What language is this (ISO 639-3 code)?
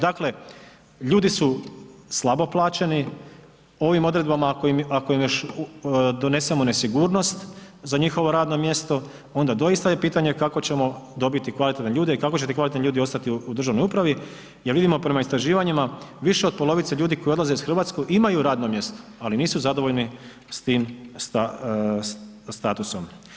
hrv